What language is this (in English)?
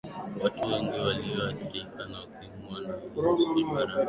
Swahili